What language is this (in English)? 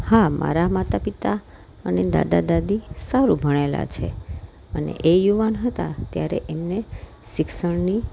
Gujarati